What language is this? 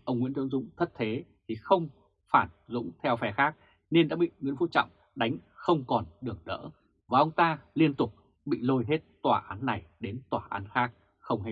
Vietnamese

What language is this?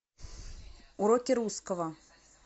Russian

